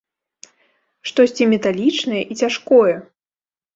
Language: Belarusian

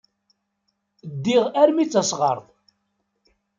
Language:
Kabyle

